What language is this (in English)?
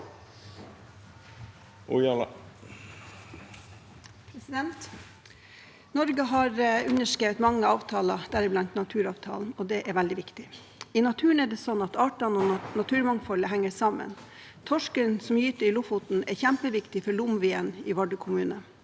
Norwegian